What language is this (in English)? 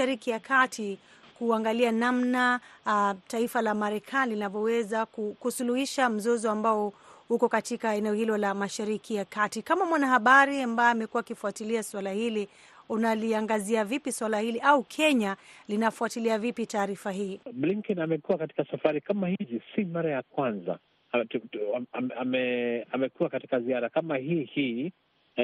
Swahili